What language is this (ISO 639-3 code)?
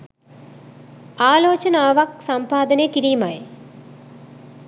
sin